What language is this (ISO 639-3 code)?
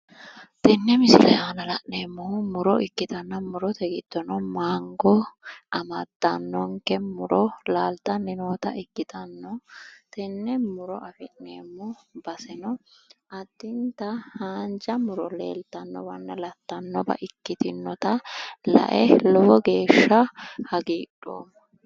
sid